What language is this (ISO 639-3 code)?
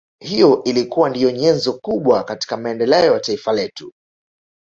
swa